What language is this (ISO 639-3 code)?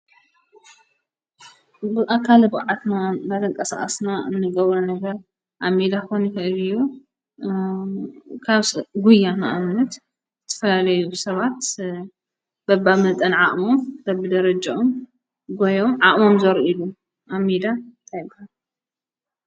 tir